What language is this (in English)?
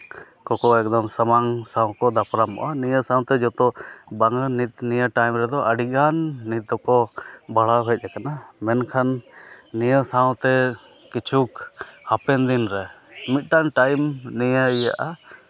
Santali